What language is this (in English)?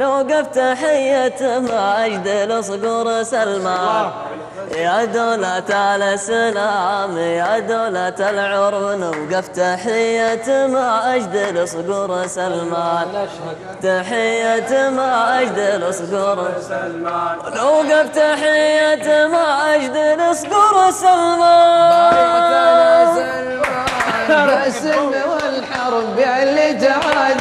Arabic